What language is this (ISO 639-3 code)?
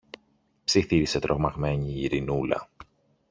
ell